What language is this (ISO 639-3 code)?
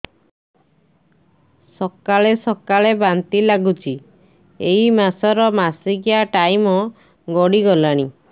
ori